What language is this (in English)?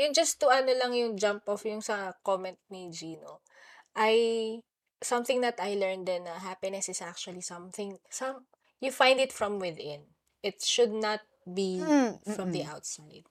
Filipino